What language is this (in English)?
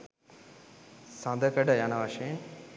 Sinhala